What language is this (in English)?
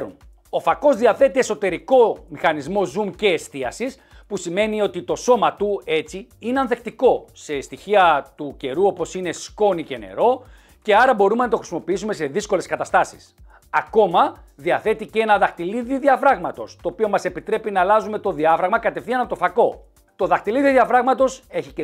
Greek